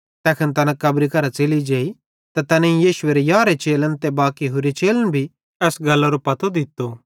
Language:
Bhadrawahi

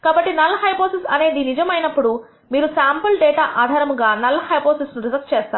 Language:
Telugu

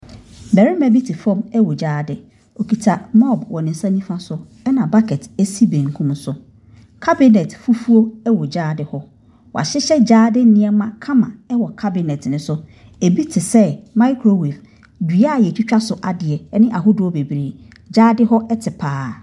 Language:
Akan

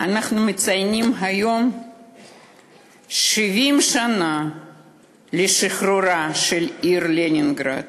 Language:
Hebrew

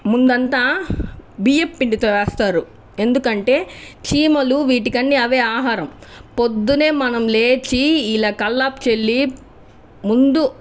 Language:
Telugu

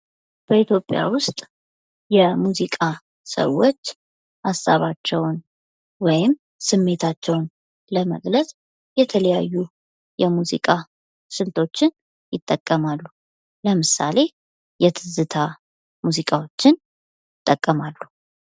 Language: Amharic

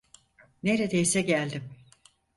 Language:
Turkish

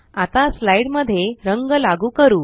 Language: Marathi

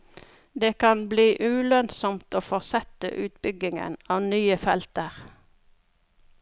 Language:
Norwegian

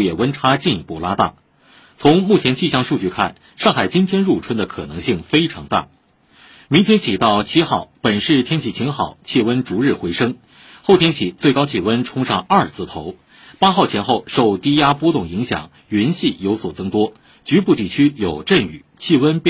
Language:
Chinese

